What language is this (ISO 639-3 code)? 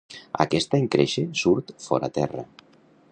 cat